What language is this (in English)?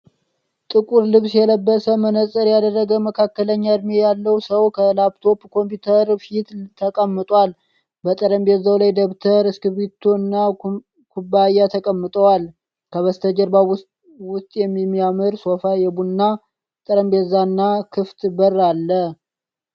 Amharic